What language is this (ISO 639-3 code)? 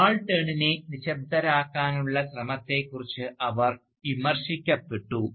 mal